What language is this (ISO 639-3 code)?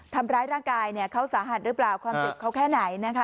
tha